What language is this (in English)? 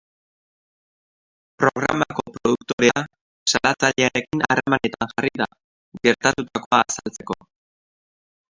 Basque